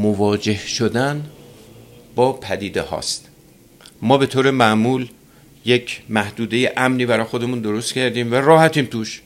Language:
Persian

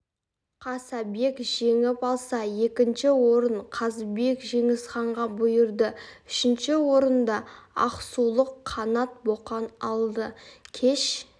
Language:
Kazakh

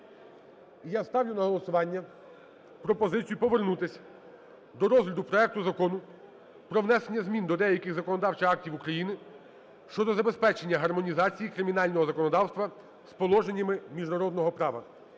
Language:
Ukrainian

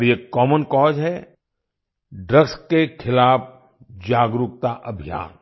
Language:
Hindi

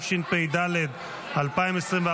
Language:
Hebrew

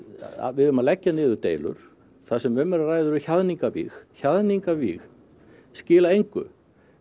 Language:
Icelandic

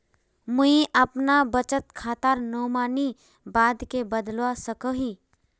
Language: Magahi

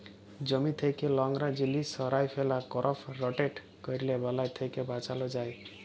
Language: Bangla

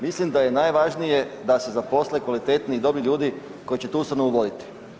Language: Croatian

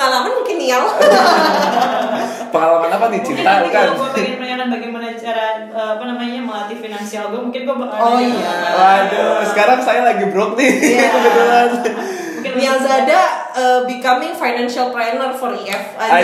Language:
Indonesian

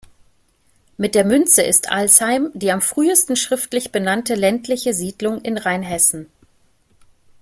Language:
German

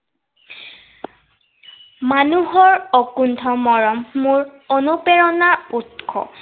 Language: Assamese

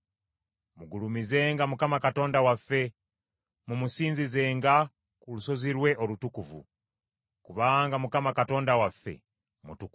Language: Ganda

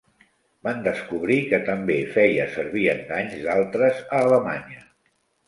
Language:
Catalan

